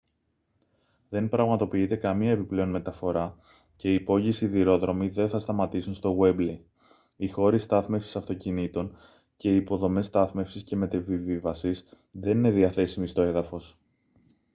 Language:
Greek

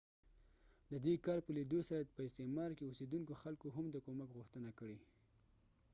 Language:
Pashto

